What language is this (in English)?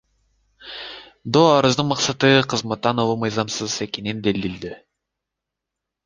Kyrgyz